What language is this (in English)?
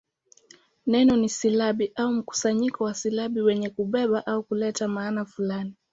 Swahili